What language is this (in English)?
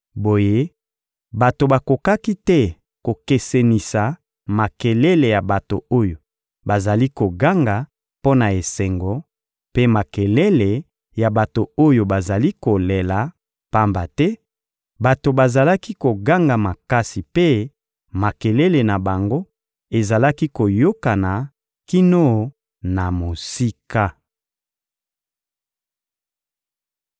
Lingala